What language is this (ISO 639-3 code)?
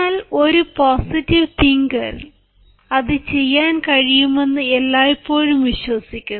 mal